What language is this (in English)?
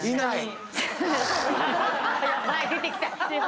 Japanese